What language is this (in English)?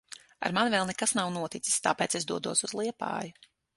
Latvian